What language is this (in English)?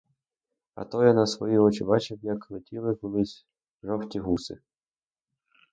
Ukrainian